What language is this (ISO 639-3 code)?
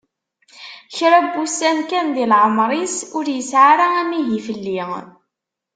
kab